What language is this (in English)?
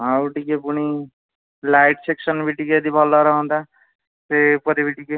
Odia